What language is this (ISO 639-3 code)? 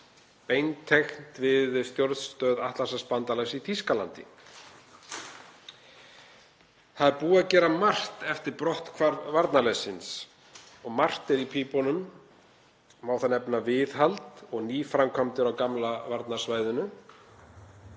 isl